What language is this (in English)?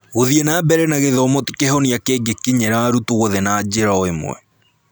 Kikuyu